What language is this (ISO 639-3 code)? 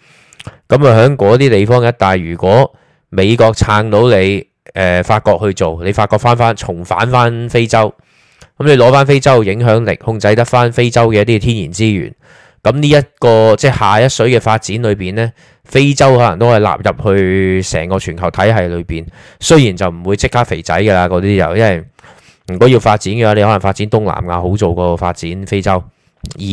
zho